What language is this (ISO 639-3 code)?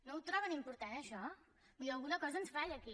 cat